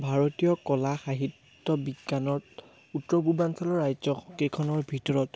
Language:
Assamese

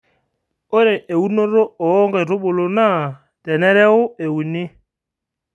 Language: Masai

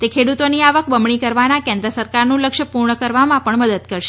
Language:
Gujarati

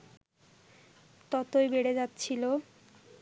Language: Bangla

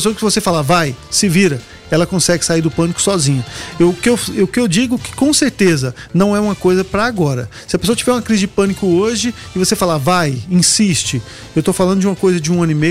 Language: Portuguese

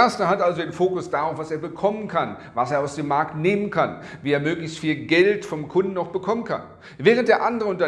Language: German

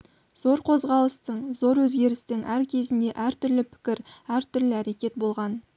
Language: Kazakh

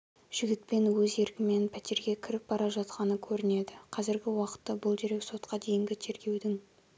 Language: Kazakh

